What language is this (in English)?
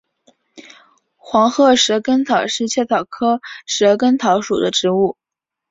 Chinese